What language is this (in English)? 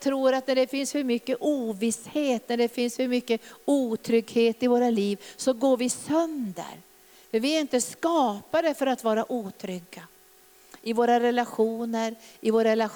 Swedish